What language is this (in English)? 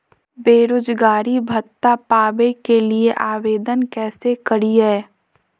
Magahi